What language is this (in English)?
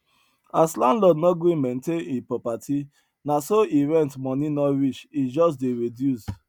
Nigerian Pidgin